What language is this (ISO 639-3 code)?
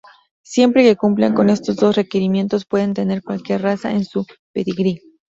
spa